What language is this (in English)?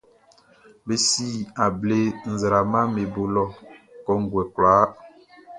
Baoulé